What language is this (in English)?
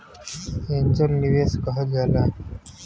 Bhojpuri